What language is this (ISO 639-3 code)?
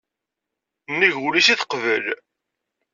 kab